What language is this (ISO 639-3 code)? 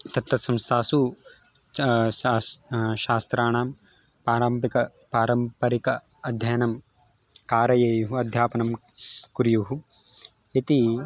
san